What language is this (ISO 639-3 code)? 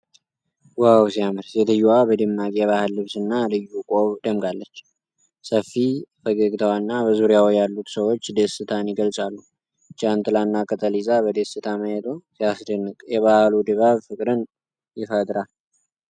amh